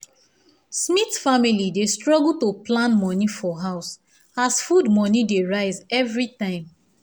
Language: Nigerian Pidgin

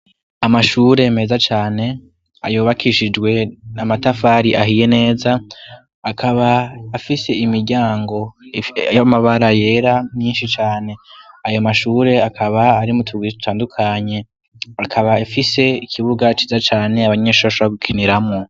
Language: Rundi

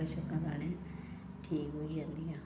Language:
Dogri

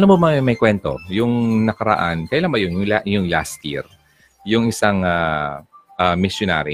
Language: Filipino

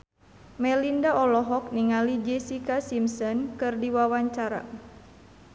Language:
Sundanese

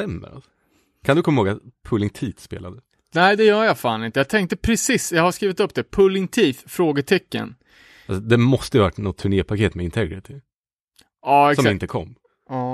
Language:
Swedish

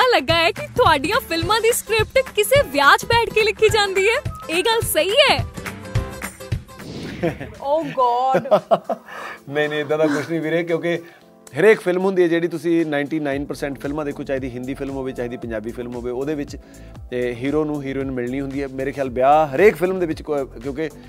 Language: Punjabi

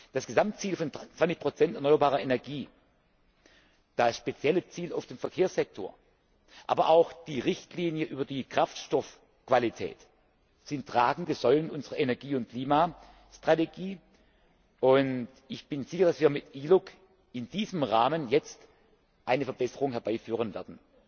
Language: German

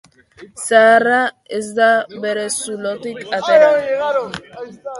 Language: Basque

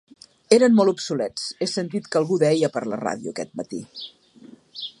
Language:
Catalan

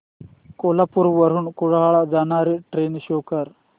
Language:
Marathi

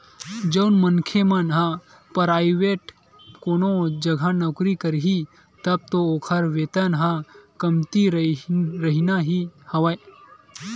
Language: Chhattisgarhi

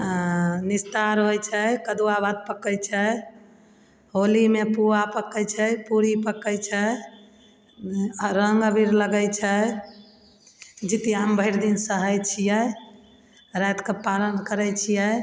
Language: Maithili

